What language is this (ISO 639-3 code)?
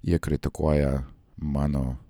lit